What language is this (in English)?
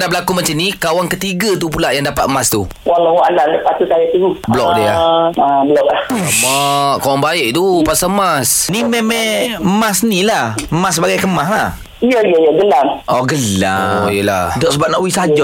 Malay